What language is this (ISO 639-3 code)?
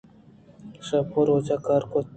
bgp